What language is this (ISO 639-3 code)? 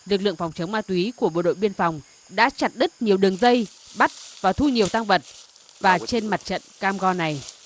vie